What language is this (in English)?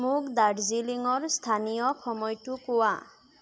Assamese